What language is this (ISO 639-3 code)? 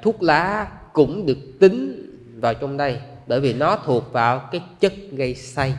vie